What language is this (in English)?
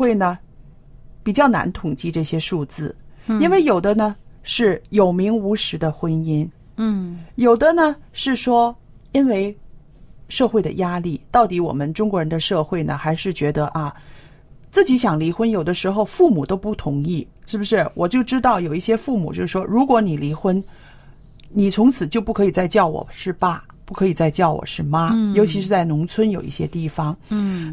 Chinese